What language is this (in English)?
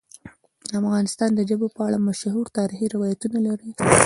Pashto